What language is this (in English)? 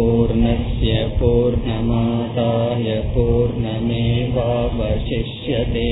Tamil